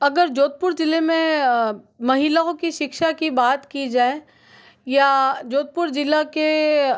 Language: Hindi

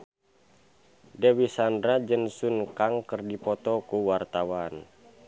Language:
Sundanese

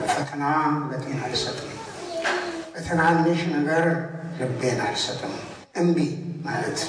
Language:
Amharic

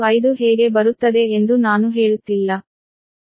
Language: Kannada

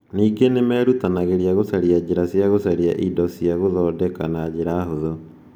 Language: Kikuyu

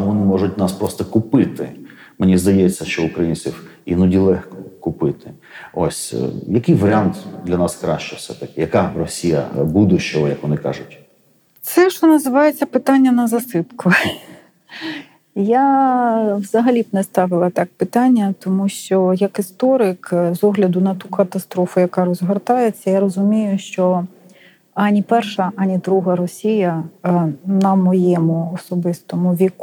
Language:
Ukrainian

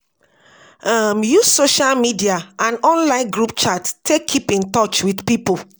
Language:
Nigerian Pidgin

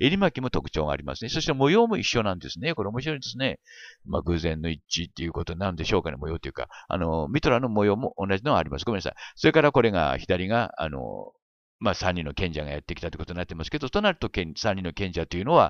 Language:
Japanese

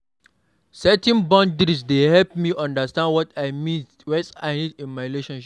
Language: Nigerian Pidgin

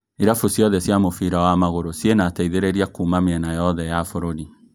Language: Kikuyu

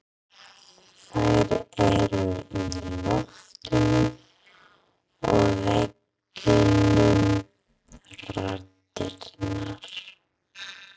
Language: Icelandic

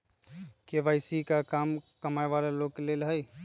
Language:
Magahi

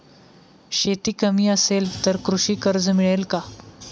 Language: Marathi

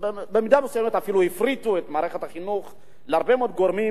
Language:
Hebrew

